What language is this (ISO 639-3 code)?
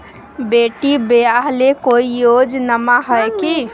mag